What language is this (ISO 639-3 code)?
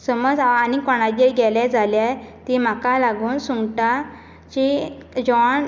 kok